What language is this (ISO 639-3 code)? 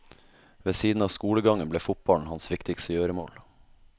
nor